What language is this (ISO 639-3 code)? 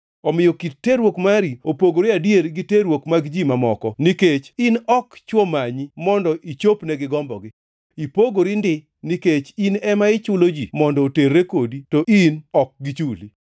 luo